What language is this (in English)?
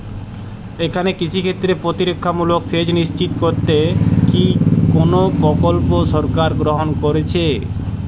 Bangla